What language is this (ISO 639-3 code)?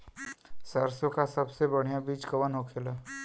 bho